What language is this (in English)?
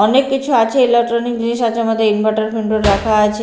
Bangla